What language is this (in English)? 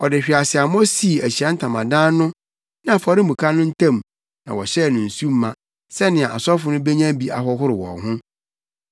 Akan